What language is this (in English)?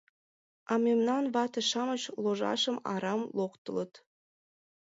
Mari